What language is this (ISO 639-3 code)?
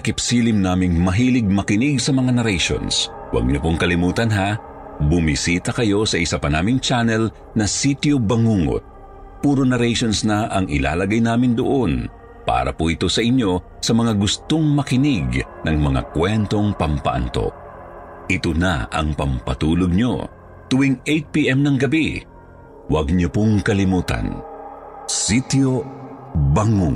fil